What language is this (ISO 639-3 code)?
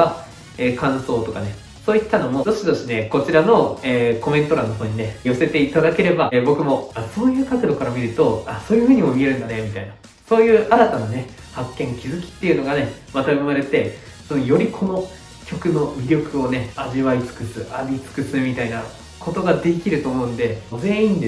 jpn